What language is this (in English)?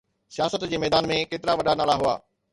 Sindhi